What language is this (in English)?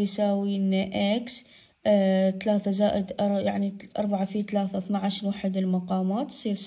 Arabic